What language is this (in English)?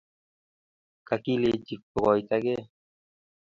Kalenjin